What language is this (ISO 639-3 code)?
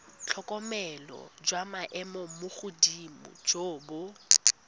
tsn